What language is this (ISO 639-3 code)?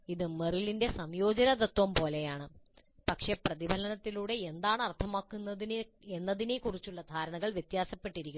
mal